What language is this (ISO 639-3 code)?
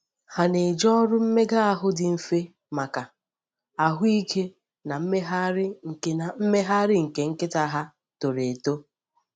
ibo